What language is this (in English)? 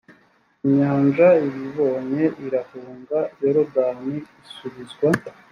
Kinyarwanda